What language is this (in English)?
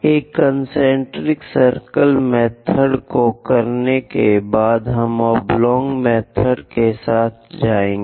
Hindi